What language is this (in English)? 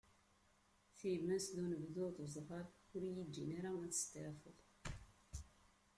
Kabyle